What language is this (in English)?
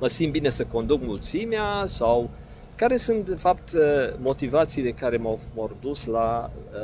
Romanian